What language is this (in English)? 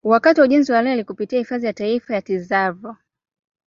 Swahili